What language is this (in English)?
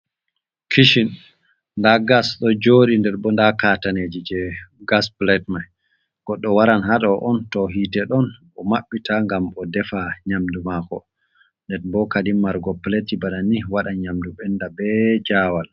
Fula